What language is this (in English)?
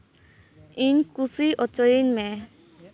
Santali